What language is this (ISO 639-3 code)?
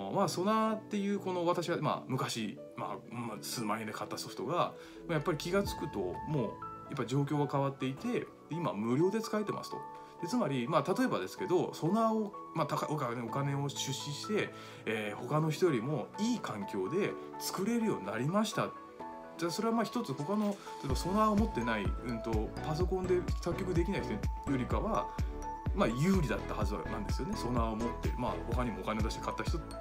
jpn